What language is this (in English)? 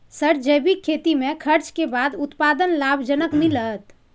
Maithili